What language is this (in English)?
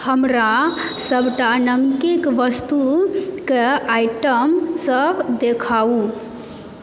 Maithili